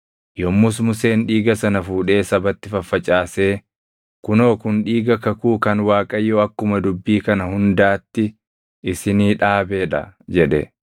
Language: Oromo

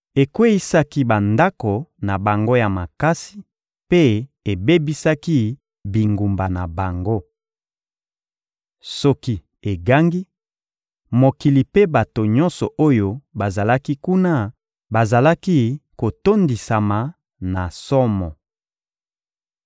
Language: Lingala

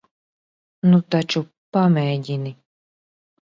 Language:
Latvian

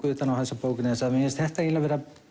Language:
Icelandic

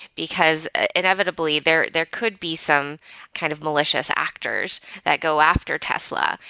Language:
English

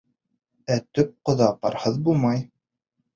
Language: Bashkir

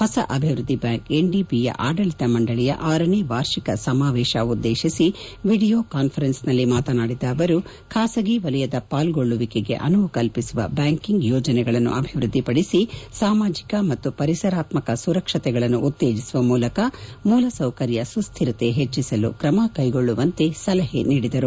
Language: Kannada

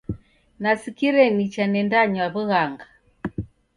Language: Taita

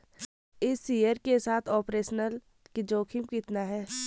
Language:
Hindi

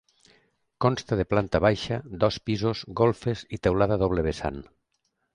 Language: Catalan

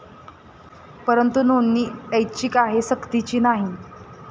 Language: Marathi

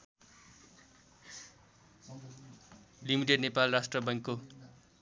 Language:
Nepali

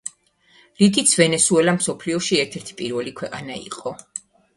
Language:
Georgian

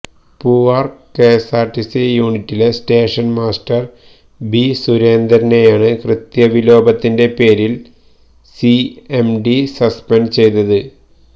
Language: Malayalam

